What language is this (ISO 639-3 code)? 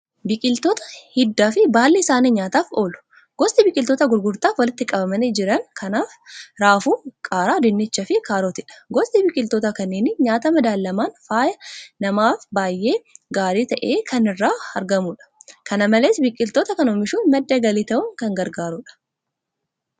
orm